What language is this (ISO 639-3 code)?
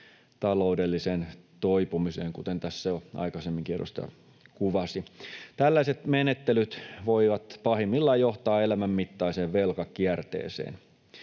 fin